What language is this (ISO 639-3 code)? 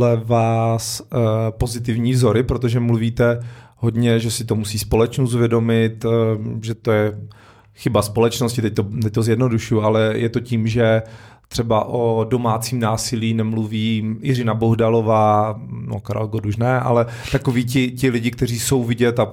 ces